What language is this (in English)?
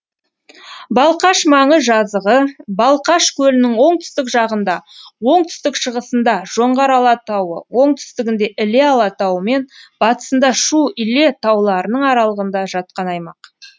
Kazakh